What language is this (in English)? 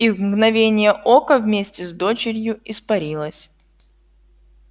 Russian